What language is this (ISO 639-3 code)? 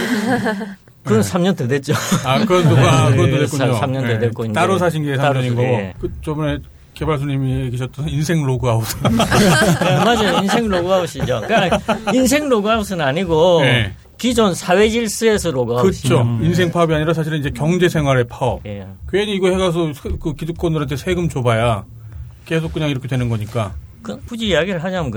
kor